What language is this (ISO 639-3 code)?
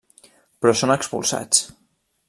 cat